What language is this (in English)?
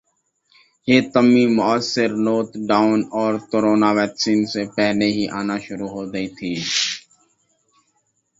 Urdu